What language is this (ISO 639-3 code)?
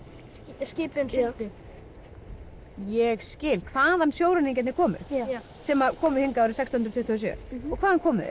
isl